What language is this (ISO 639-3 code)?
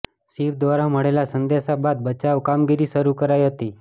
guj